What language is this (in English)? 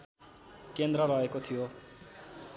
Nepali